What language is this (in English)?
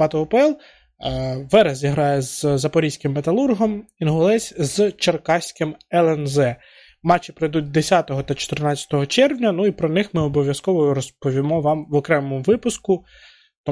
Ukrainian